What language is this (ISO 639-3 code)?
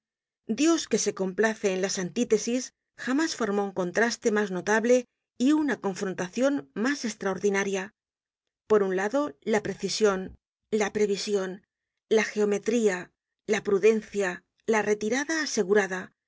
spa